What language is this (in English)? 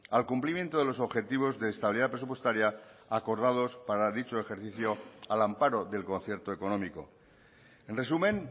Spanish